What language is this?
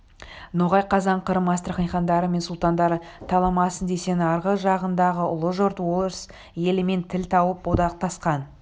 Kazakh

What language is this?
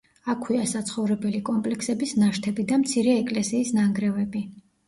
Georgian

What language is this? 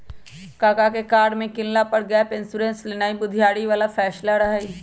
Magahi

